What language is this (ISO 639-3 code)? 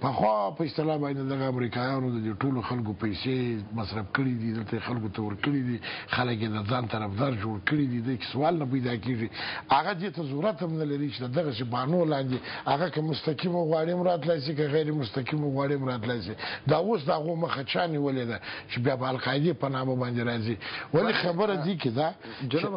fas